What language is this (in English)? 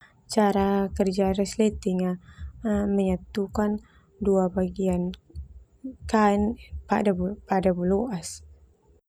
Termanu